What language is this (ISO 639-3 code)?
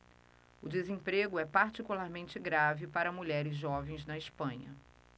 por